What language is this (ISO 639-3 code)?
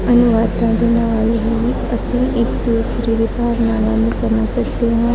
pan